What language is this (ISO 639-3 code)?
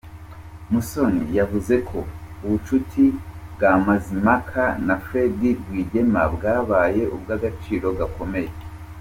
kin